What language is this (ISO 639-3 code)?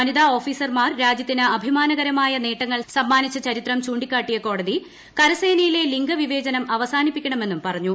mal